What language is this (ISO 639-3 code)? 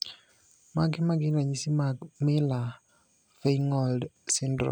luo